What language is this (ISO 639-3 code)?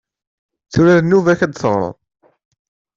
kab